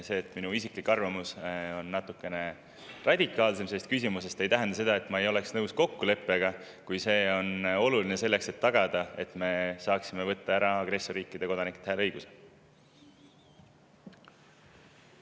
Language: Estonian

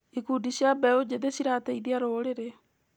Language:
Kikuyu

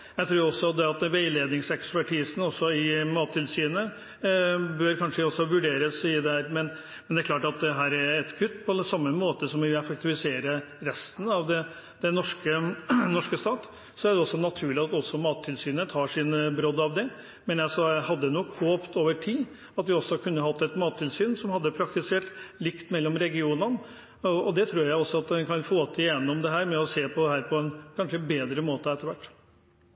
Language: Norwegian Bokmål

